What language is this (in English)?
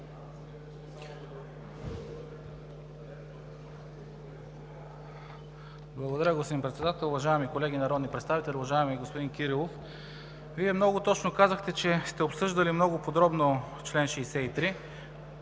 Bulgarian